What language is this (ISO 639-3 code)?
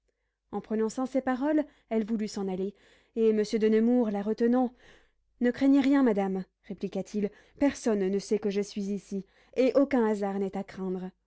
fra